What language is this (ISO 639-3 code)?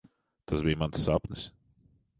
lav